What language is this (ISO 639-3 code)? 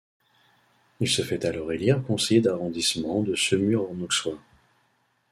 fra